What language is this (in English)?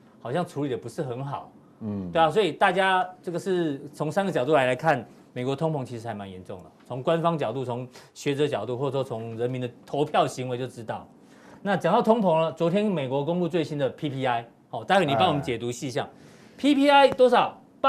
Chinese